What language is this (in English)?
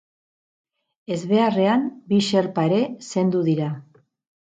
Basque